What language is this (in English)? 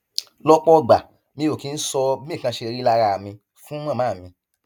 Yoruba